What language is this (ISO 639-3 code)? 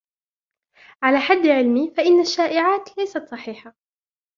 ara